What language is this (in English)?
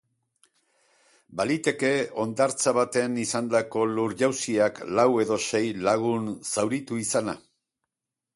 Basque